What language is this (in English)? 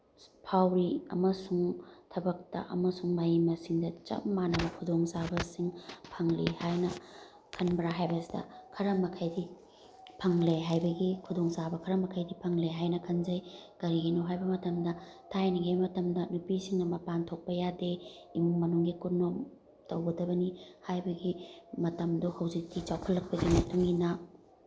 Manipuri